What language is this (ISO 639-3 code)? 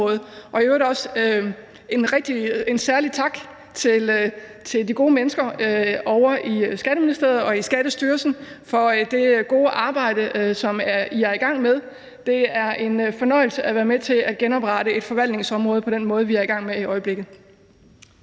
dan